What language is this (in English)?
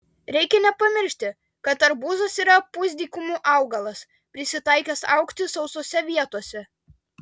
Lithuanian